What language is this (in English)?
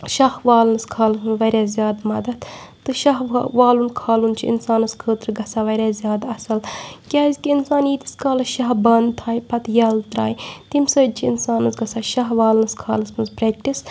Kashmiri